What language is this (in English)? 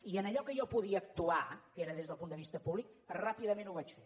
Catalan